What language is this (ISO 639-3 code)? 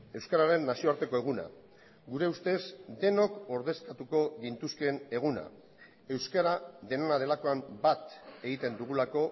eus